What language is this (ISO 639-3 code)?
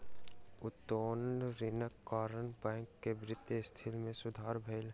mai